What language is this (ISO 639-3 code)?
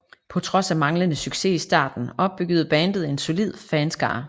dan